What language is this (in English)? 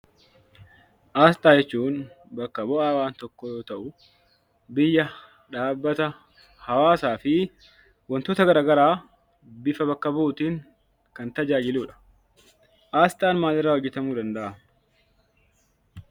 Oromo